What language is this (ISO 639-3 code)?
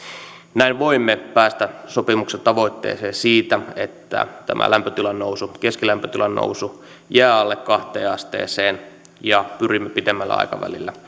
fin